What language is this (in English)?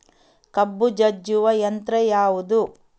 Kannada